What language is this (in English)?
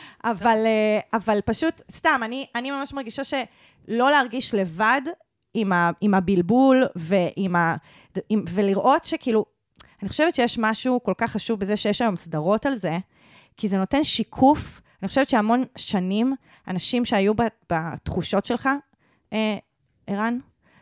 Hebrew